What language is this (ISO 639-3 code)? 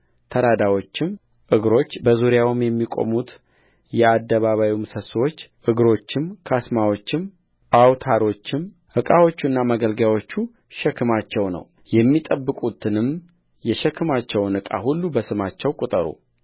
amh